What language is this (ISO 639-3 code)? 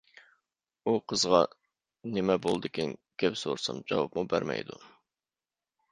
uig